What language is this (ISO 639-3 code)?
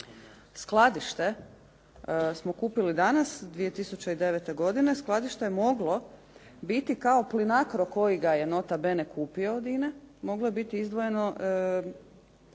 hrv